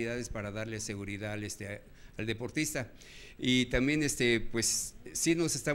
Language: Spanish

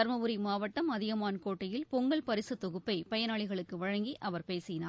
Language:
Tamil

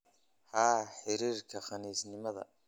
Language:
Somali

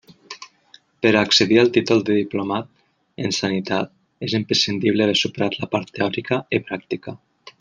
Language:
Catalan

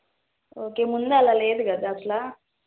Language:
Telugu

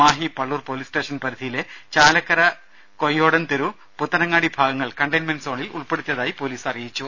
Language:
Malayalam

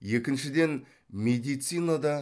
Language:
Kazakh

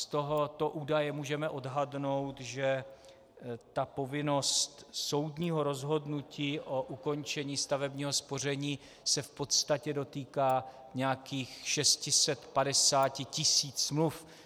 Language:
Czech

